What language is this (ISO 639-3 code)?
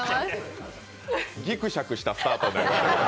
jpn